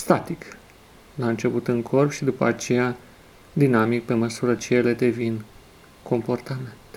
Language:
Romanian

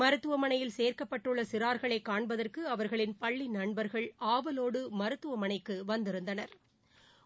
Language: Tamil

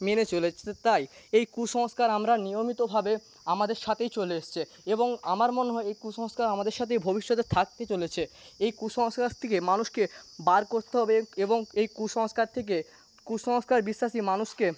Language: Bangla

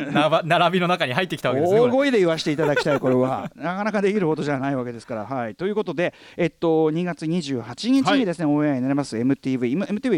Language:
Japanese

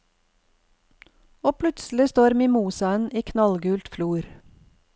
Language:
Norwegian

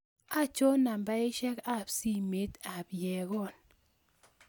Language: Kalenjin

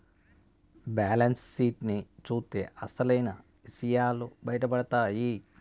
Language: Telugu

